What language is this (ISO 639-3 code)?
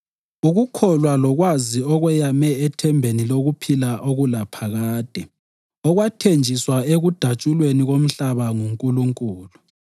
nde